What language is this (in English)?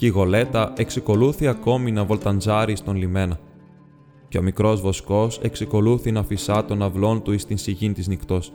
Greek